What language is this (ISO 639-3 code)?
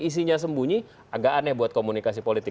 ind